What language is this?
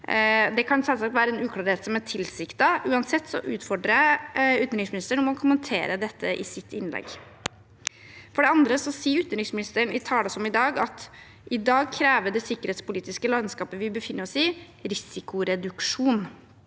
Norwegian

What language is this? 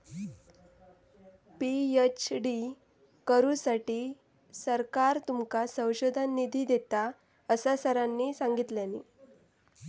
Marathi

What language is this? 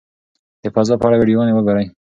Pashto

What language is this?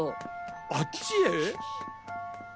Japanese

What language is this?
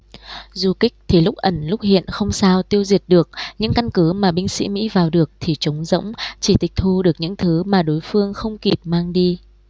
Vietnamese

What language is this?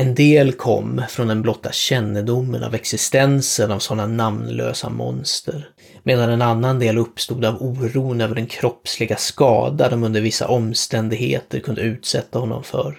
Swedish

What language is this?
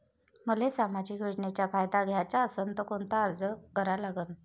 Marathi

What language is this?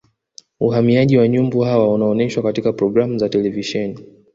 Swahili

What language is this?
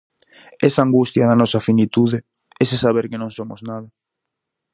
Galician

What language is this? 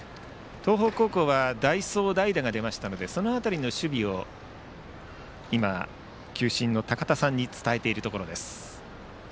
Japanese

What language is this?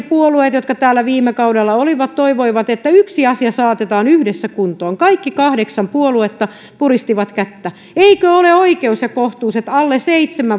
Finnish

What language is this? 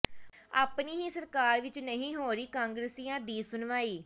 Punjabi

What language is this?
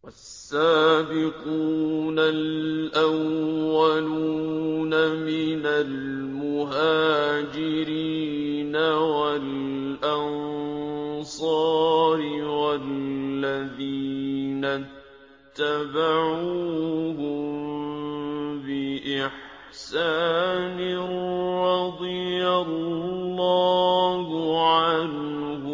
Arabic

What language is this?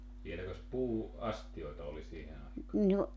Finnish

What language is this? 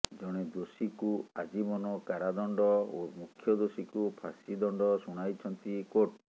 Odia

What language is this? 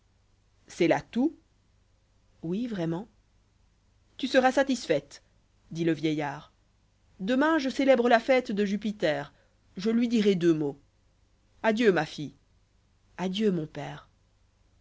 French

